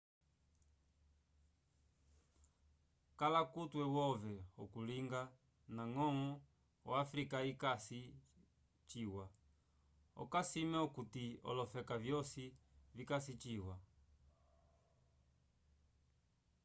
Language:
Umbundu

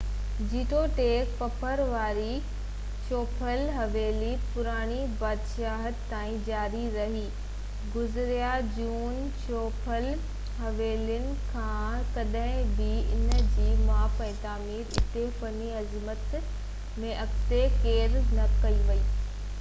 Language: Sindhi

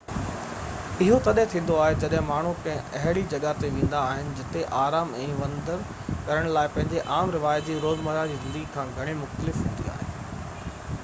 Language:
Sindhi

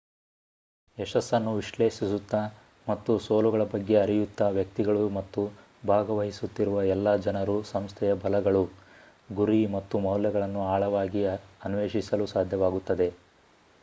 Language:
Kannada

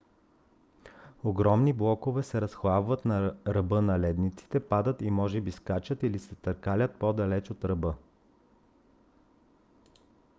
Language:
Bulgarian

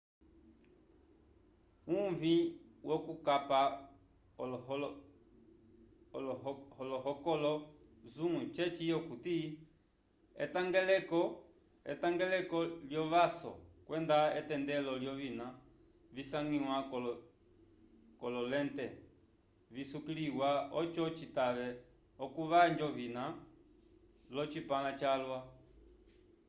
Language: Umbundu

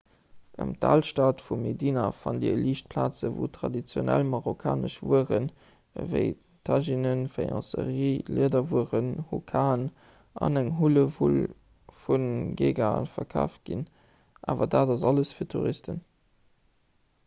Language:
Luxembourgish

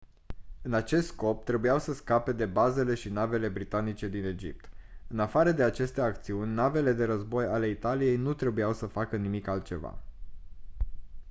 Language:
Romanian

